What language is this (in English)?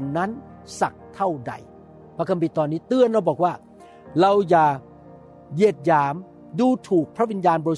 Thai